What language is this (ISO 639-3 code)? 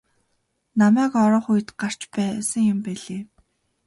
mon